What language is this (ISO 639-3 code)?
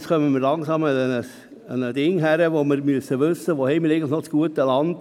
gsw